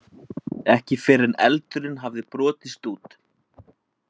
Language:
Icelandic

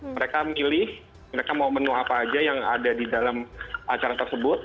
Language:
Indonesian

